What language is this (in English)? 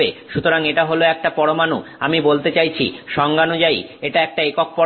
Bangla